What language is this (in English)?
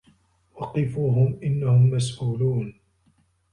Arabic